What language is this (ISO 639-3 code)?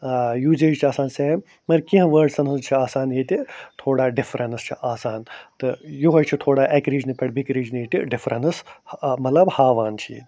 kas